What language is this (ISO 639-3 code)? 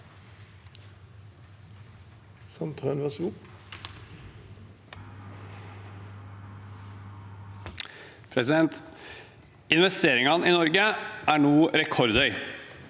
nor